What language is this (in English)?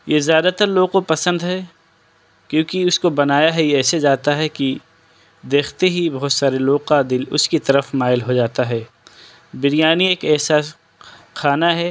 Urdu